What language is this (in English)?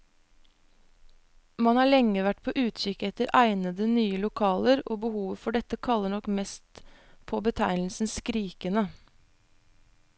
Norwegian